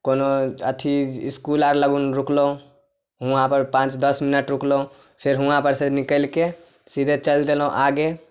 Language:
Maithili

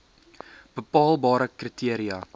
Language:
Afrikaans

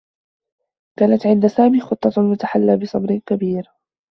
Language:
Arabic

